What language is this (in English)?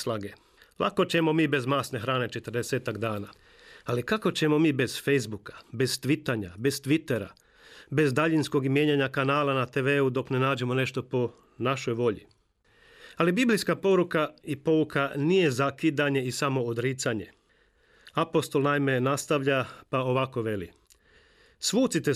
Croatian